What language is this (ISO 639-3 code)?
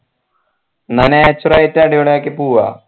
mal